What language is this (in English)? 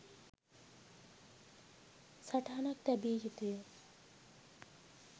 Sinhala